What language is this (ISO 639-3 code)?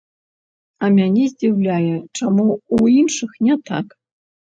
bel